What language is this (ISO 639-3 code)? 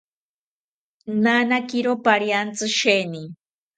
cpy